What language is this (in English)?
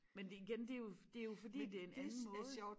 Danish